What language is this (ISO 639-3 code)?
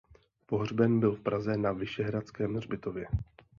ces